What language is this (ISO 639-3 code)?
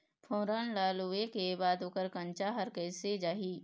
hne